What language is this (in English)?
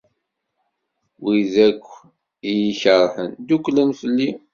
Kabyle